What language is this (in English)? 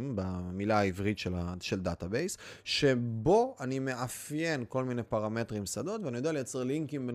Hebrew